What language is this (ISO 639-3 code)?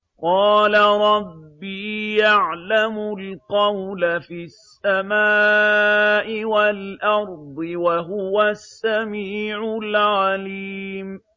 ara